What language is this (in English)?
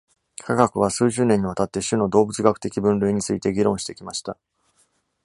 Japanese